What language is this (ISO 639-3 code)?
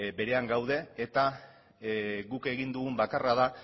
eus